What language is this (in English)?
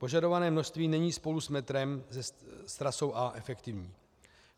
Czech